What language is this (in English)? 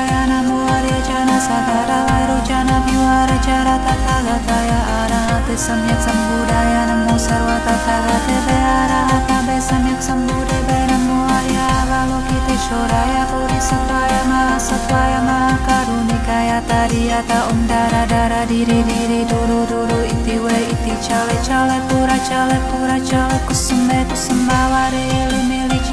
Indonesian